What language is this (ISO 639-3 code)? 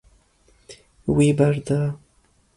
kur